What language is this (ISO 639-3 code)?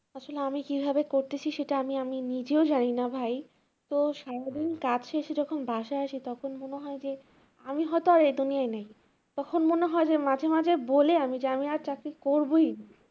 ben